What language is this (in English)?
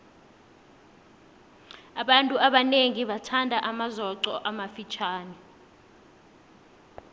South Ndebele